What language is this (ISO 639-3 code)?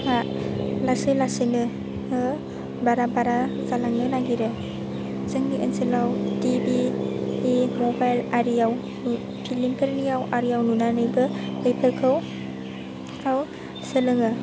brx